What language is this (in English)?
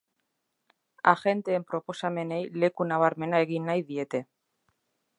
Basque